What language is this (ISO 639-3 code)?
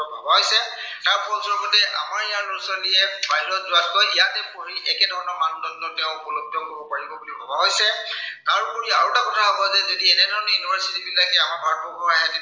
asm